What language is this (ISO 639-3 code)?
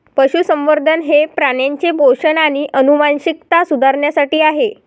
mar